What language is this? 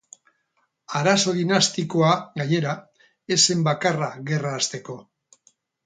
Basque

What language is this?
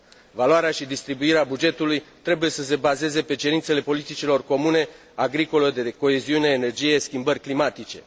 Romanian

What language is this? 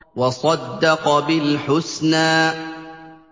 Arabic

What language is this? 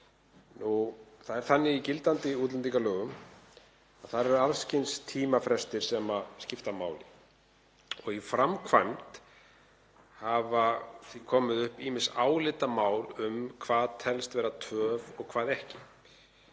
Icelandic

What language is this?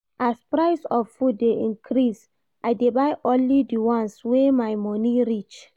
Nigerian Pidgin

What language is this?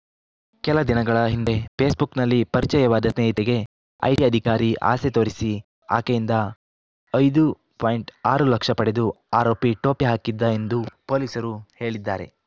Kannada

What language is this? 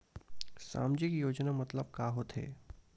Chhattisgarhi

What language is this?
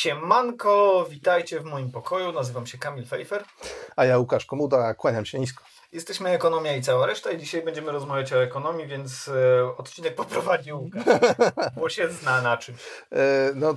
Polish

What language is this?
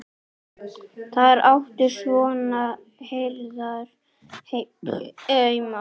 Icelandic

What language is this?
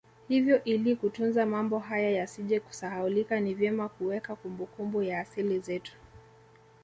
Swahili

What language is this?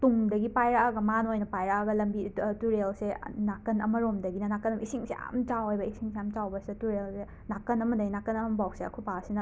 Manipuri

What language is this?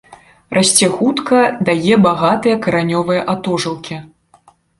Belarusian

